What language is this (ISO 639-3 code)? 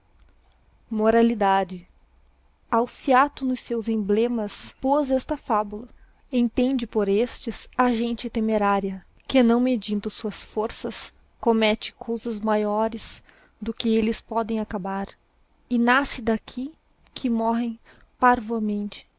por